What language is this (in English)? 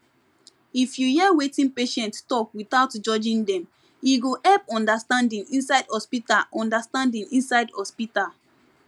Nigerian Pidgin